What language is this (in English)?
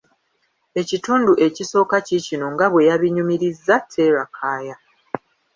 Ganda